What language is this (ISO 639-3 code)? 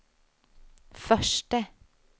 swe